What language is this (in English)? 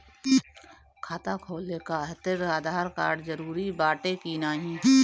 Bhojpuri